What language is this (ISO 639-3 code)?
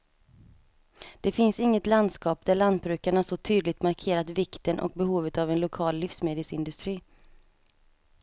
swe